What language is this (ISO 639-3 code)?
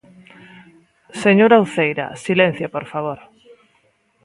glg